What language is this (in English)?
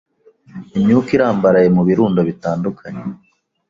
Kinyarwanda